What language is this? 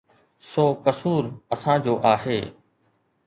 Sindhi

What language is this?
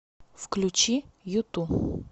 Russian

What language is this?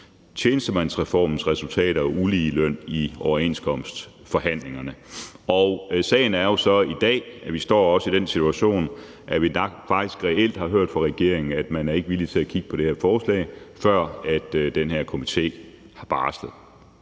Danish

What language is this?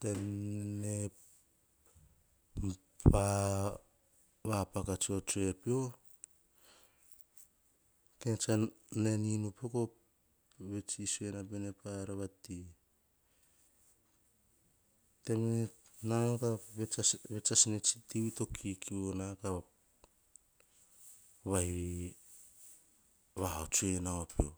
Hahon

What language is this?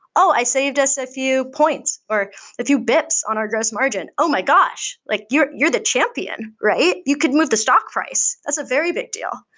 English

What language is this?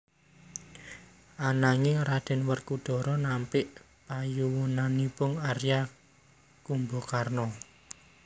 Javanese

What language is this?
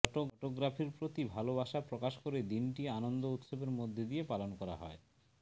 Bangla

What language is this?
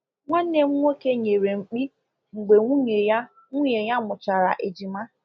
Igbo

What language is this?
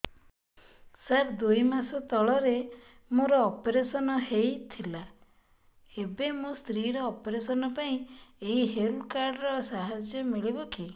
Odia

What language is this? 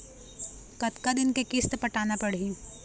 Chhattisgarhi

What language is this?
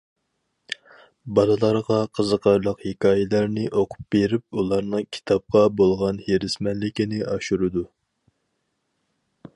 Uyghur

